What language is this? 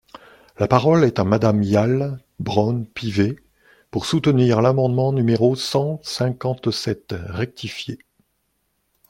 French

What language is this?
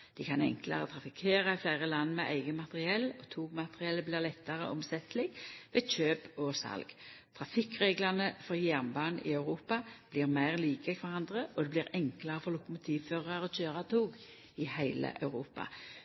Norwegian Nynorsk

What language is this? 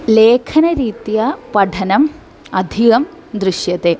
Sanskrit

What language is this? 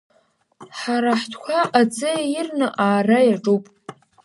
Abkhazian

